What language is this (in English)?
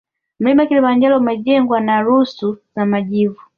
Swahili